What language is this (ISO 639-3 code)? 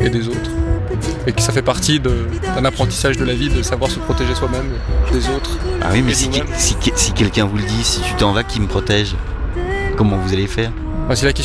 fra